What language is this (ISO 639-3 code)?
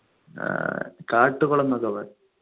mal